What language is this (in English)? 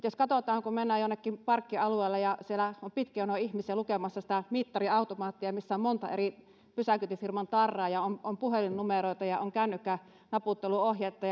Finnish